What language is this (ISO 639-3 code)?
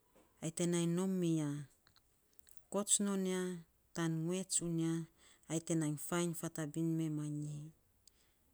sps